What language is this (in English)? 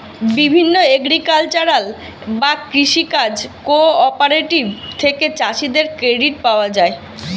Bangla